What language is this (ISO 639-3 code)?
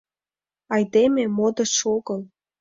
chm